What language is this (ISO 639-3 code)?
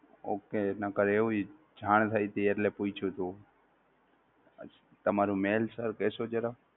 guj